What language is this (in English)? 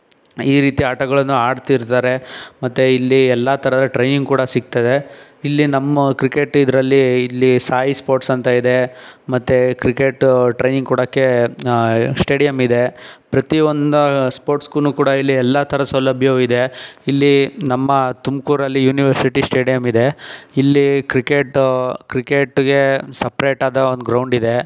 Kannada